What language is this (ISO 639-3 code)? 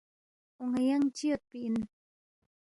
bft